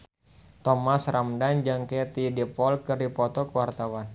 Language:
Sundanese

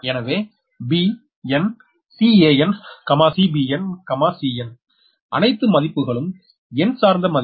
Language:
Tamil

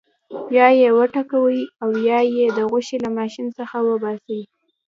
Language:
Pashto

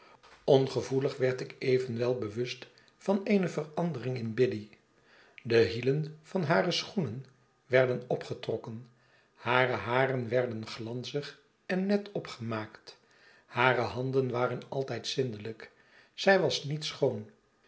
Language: Dutch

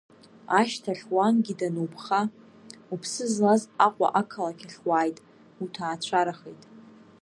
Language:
Abkhazian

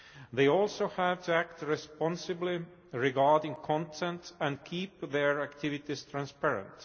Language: English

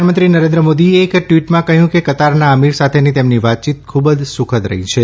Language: Gujarati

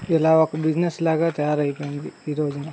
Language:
Telugu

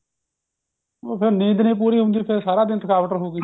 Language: Punjabi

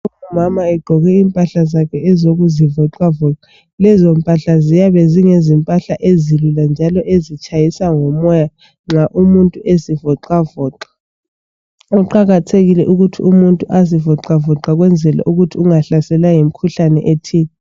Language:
North Ndebele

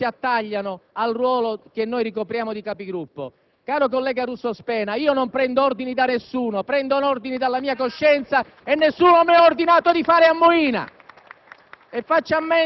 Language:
Italian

